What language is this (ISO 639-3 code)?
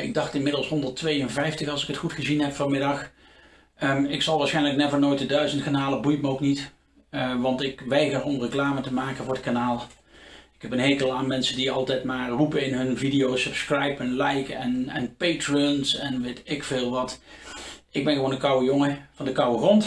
nld